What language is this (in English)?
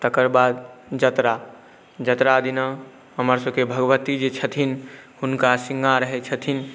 Maithili